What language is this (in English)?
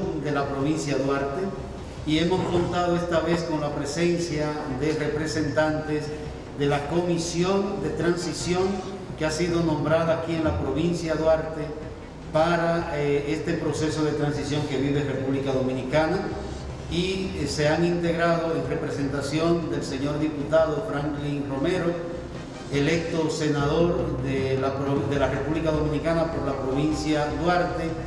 Spanish